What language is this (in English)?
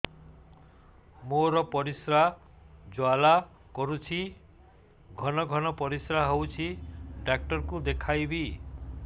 Odia